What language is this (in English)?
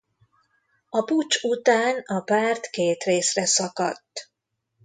Hungarian